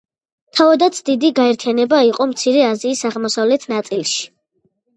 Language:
Georgian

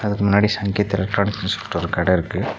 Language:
Tamil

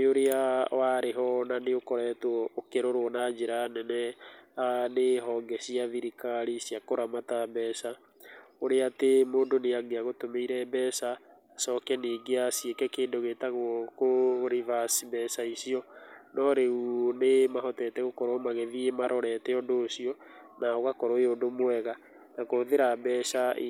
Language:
Kikuyu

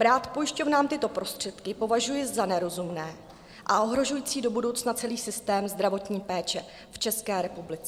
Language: Czech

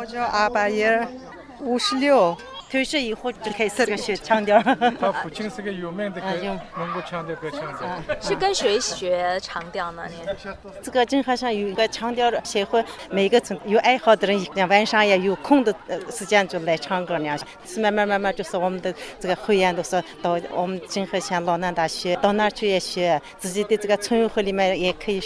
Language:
Chinese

